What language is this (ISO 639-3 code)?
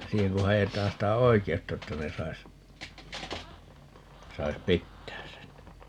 fin